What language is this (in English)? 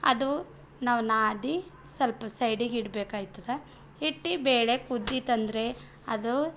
Kannada